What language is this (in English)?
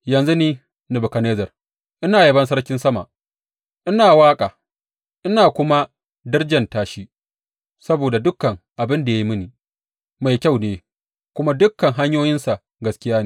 Hausa